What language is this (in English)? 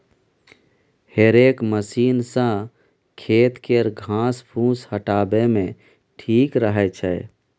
Maithili